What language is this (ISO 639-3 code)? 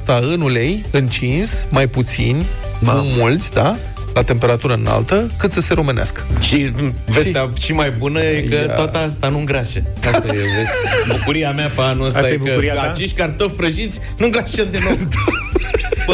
ron